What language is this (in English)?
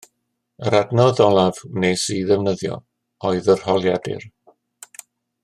Welsh